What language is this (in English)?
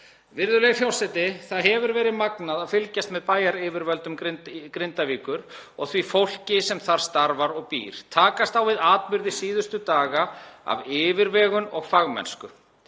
Icelandic